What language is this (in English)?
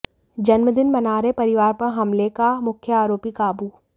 Hindi